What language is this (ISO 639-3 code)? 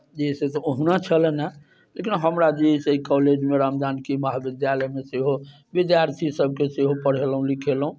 mai